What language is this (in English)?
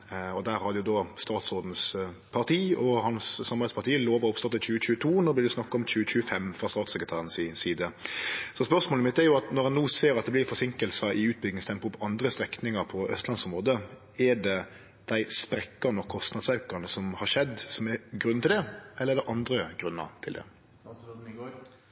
Norwegian Nynorsk